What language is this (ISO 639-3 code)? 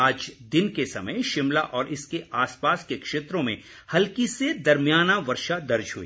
hin